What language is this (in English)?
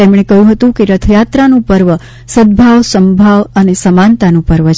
Gujarati